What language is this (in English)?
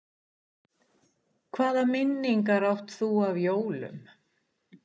Icelandic